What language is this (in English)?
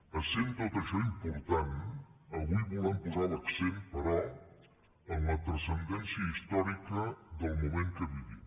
Catalan